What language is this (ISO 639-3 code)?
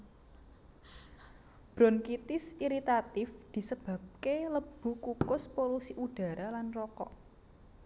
jav